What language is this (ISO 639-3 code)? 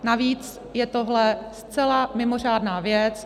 ces